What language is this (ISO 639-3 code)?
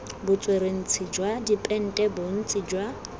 tsn